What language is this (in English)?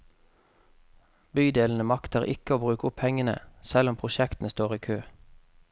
Norwegian